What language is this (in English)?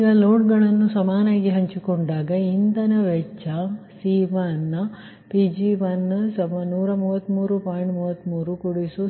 Kannada